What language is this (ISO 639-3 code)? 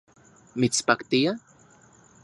ncx